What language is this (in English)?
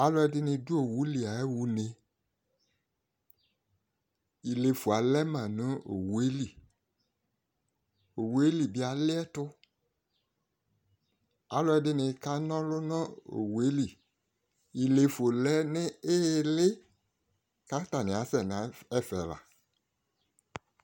Ikposo